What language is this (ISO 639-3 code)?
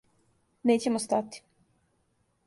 srp